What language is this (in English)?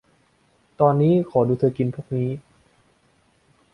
Thai